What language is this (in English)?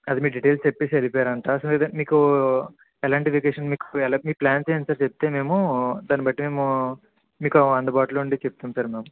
Telugu